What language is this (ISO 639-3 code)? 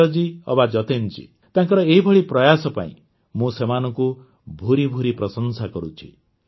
ori